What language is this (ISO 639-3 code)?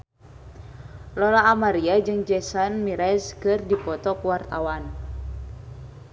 sun